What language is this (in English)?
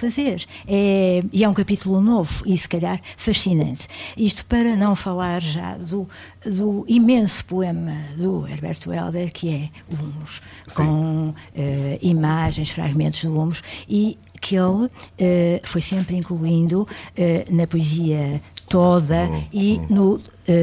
Portuguese